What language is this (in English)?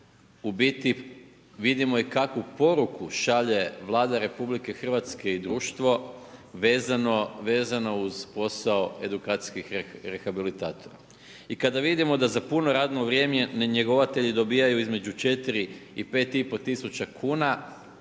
Croatian